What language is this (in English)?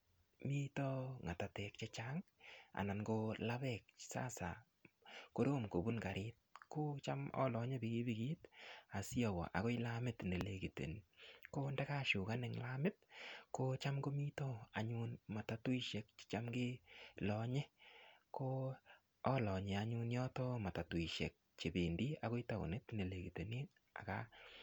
Kalenjin